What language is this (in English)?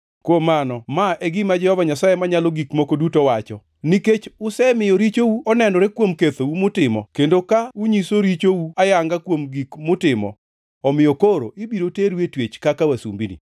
Luo (Kenya and Tanzania)